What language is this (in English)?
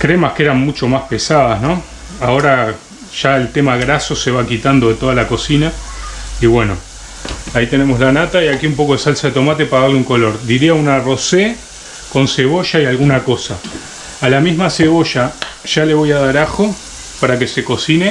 Spanish